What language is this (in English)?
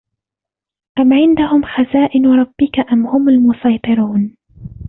Arabic